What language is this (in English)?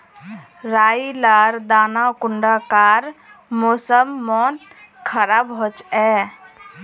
Magahi